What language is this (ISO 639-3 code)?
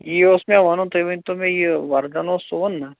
kas